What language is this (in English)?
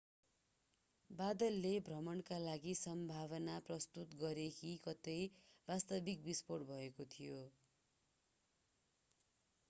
Nepali